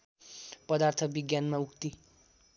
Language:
Nepali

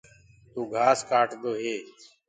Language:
Gurgula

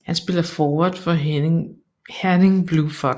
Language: Danish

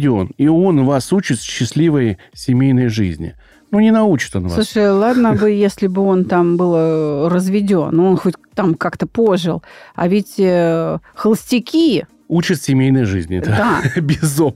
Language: Russian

